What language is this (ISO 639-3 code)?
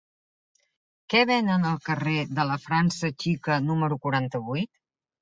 cat